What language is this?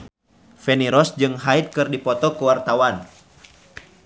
Sundanese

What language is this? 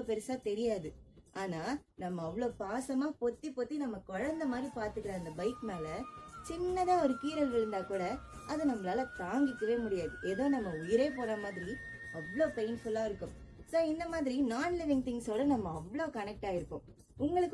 Tamil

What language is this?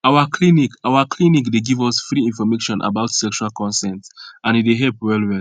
Nigerian Pidgin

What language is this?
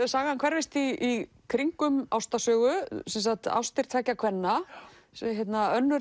Icelandic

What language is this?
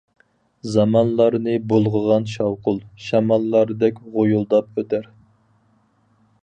Uyghur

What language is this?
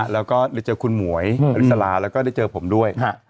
Thai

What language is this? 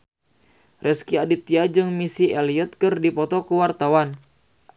Sundanese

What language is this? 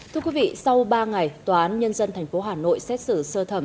Vietnamese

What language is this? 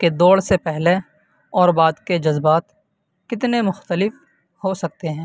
Urdu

